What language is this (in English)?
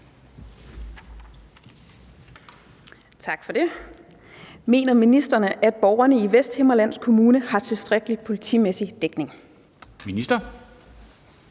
Danish